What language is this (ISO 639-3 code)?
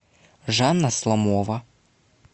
rus